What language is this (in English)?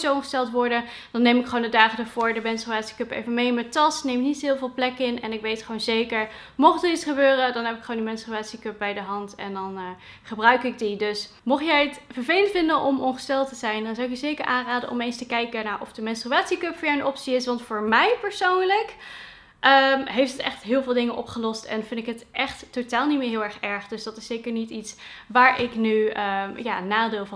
Dutch